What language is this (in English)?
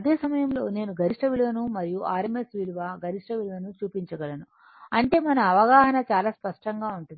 Telugu